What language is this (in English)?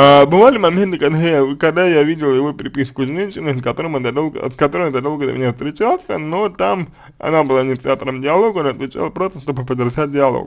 Russian